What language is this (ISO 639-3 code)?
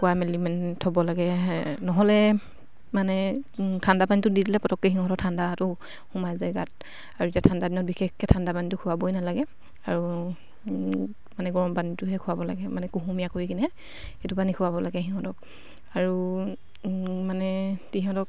asm